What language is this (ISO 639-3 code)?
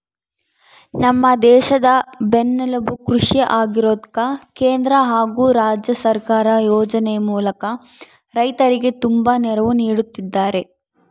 kan